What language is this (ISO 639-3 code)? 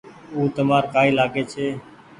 gig